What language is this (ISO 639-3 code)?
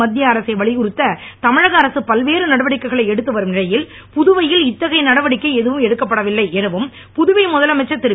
tam